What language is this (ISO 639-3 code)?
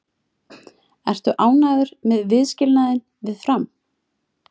isl